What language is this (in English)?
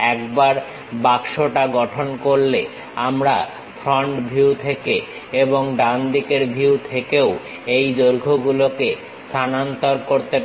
Bangla